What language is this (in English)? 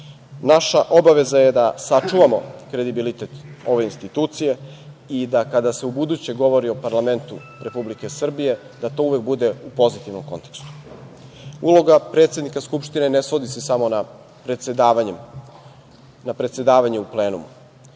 Serbian